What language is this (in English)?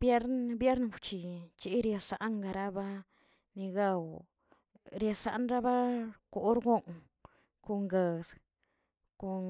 Tilquiapan Zapotec